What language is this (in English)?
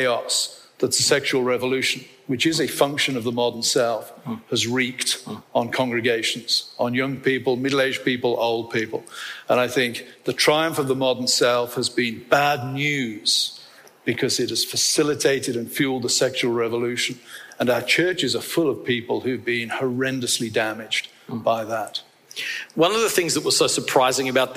English